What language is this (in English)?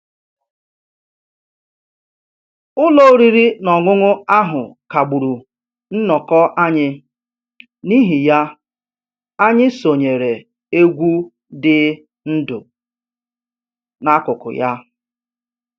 Igbo